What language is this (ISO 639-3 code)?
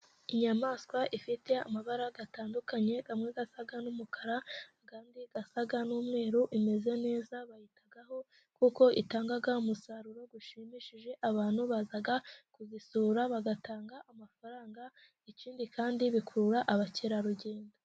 kin